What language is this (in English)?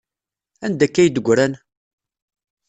Kabyle